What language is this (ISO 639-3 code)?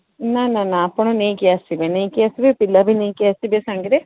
ori